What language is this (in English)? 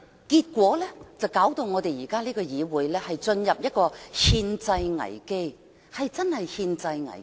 Cantonese